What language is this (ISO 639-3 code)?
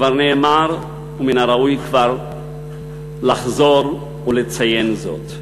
heb